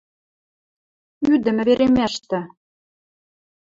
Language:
Western Mari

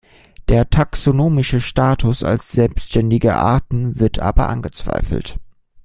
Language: German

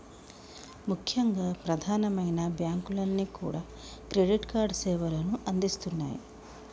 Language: Telugu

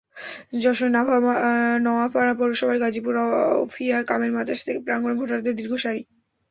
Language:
Bangla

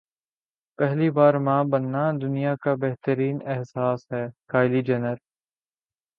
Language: Urdu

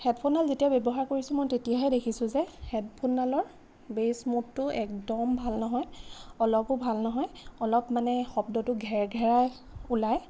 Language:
Assamese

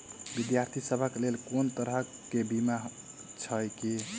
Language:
Maithili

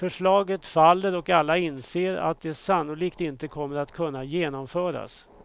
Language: Swedish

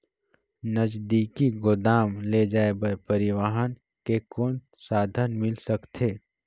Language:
Chhattisgarhi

